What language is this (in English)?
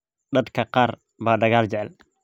Somali